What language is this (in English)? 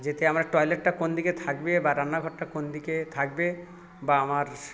Bangla